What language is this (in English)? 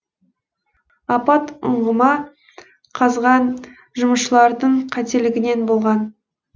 Kazakh